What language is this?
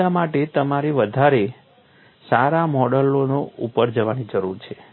Gujarati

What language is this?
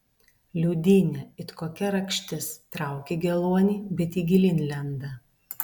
Lithuanian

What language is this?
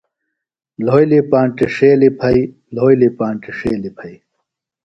Phalura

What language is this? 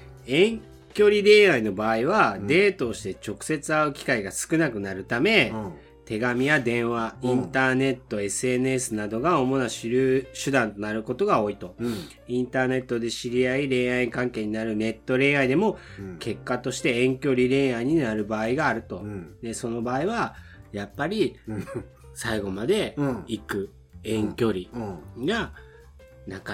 Japanese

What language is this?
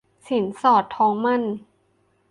Thai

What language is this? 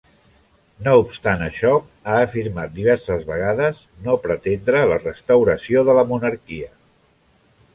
Catalan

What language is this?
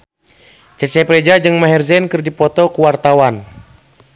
Sundanese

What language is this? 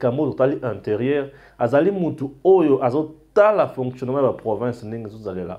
French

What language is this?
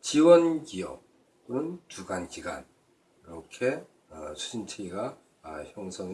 Korean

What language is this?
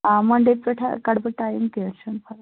Kashmiri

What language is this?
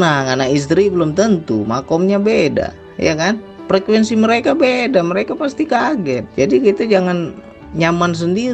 Indonesian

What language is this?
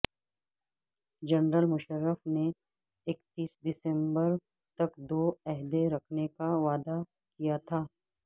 Urdu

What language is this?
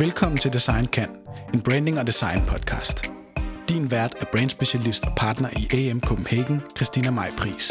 Danish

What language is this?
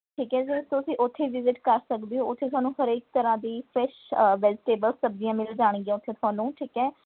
Punjabi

